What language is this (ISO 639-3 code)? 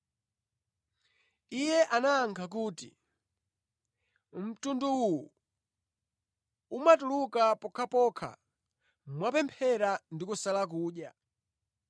nya